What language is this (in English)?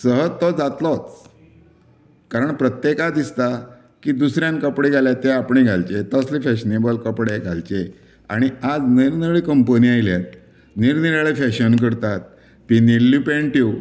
Konkani